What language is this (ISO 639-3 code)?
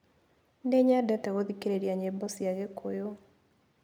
kik